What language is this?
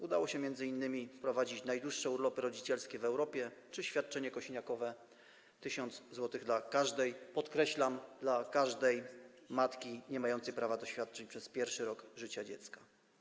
Polish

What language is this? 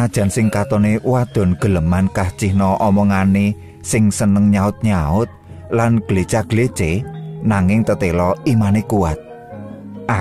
Indonesian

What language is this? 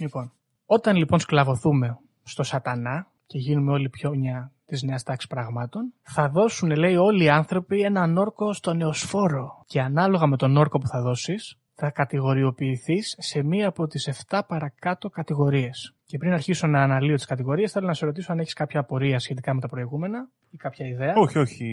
Greek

